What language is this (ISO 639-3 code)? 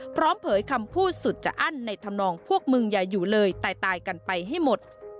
tha